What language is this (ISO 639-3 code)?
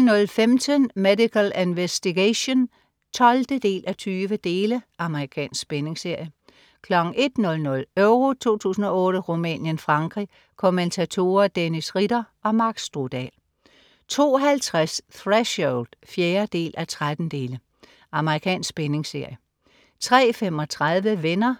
dan